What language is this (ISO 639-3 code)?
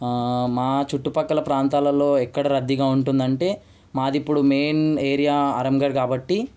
tel